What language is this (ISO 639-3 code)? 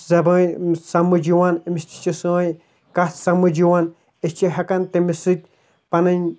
kas